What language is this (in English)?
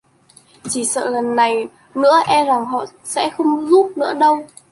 Vietnamese